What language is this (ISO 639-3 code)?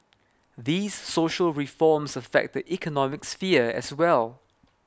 eng